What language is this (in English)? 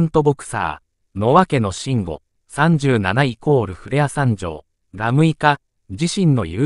Japanese